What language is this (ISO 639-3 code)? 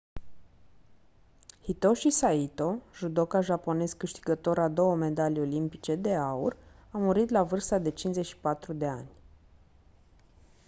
ron